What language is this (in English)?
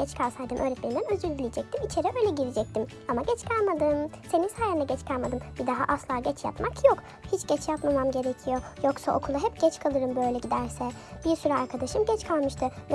Turkish